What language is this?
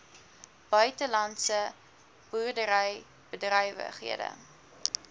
Afrikaans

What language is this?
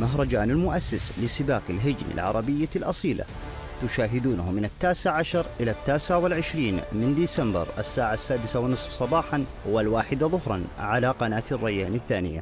Arabic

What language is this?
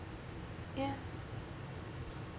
English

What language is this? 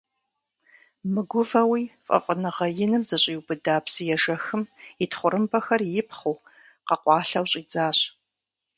Kabardian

